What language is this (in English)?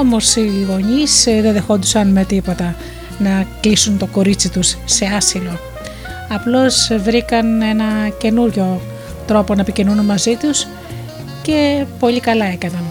Greek